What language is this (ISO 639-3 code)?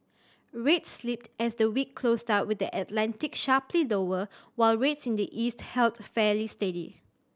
eng